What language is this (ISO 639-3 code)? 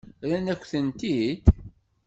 kab